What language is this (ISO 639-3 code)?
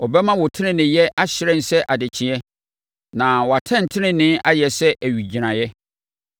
aka